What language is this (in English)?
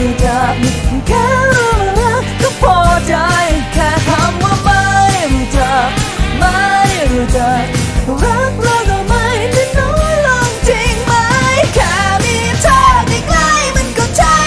Thai